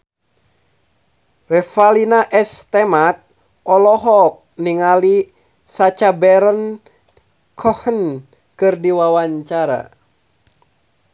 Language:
Sundanese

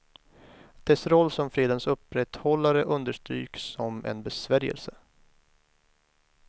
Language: Swedish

